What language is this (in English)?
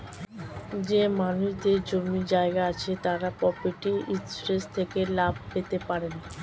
Bangla